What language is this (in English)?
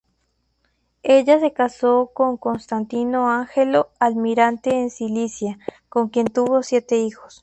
Spanish